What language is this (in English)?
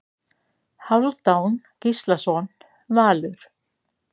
Icelandic